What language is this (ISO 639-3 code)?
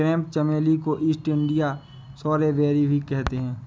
hin